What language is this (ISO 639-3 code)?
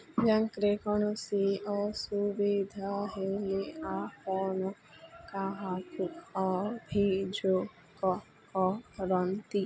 ori